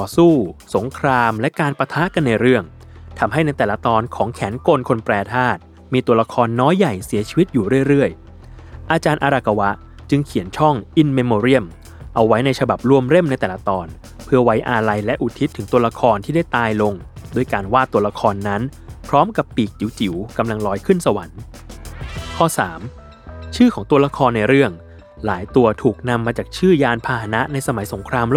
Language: Thai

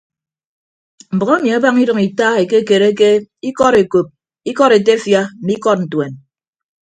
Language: Ibibio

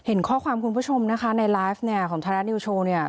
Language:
Thai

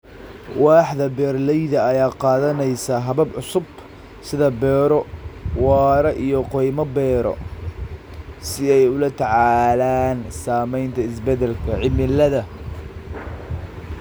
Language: Somali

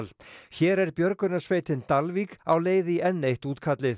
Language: Icelandic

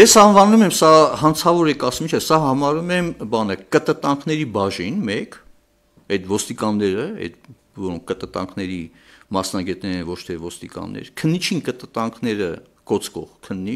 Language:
Turkish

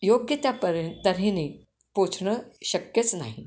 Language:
Marathi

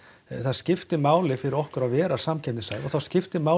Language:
Icelandic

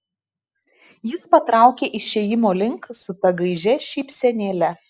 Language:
Lithuanian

